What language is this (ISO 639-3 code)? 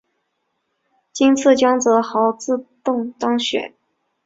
zho